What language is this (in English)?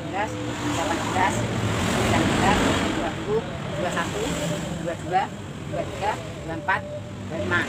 Indonesian